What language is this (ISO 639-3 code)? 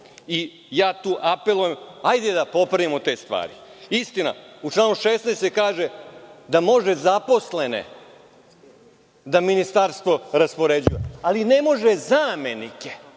srp